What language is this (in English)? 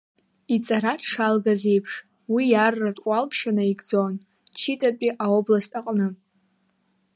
Abkhazian